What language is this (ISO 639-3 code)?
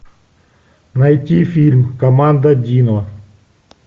rus